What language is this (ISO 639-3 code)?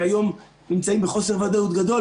heb